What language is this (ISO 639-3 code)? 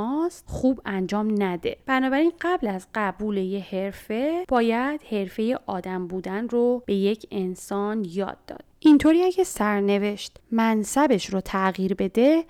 fas